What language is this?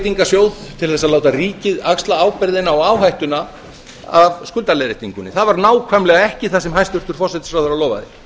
Icelandic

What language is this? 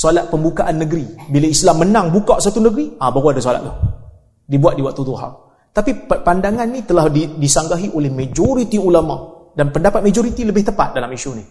Malay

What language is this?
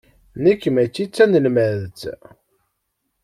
Kabyle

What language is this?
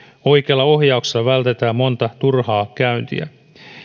Finnish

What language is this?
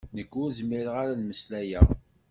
Kabyle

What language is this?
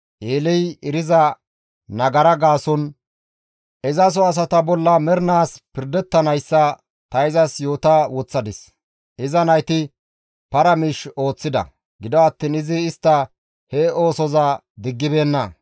Gamo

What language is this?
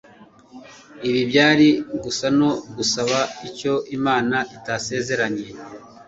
Kinyarwanda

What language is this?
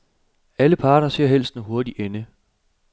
Danish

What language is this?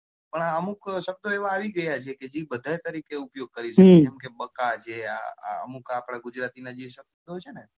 Gujarati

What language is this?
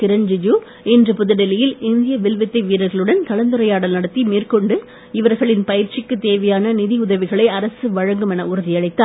Tamil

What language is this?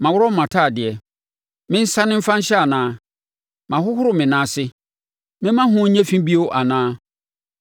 Akan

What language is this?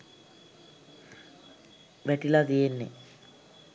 Sinhala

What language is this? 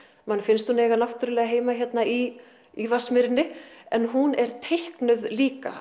Icelandic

